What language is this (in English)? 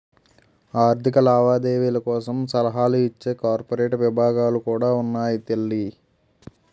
Telugu